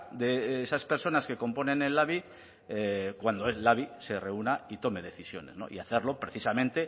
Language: Spanish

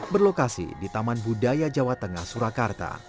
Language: Indonesian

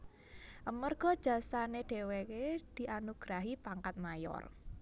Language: Javanese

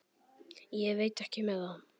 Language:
Icelandic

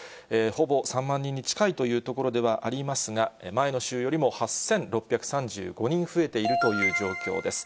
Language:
Japanese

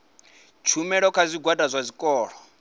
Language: Venda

